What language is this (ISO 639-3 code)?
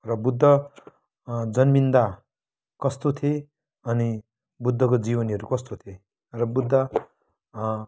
nep